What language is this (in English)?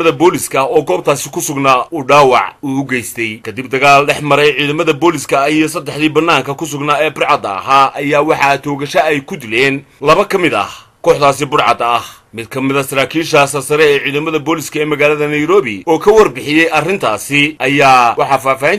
Arabic